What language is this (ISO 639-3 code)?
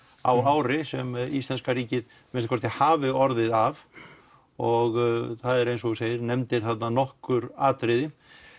isl